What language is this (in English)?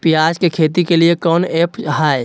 Magahi